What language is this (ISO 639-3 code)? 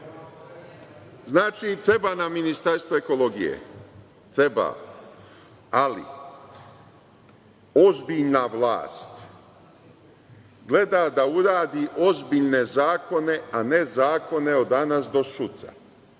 srp